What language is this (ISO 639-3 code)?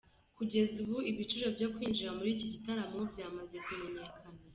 kin